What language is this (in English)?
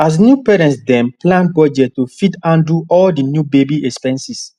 Nigerian Pidgin